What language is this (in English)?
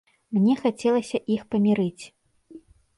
Belarusian